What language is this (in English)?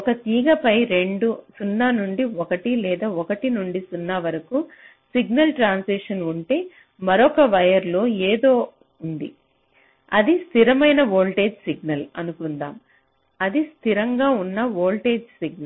Telugu